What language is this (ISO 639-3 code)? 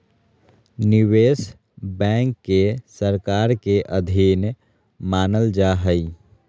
mag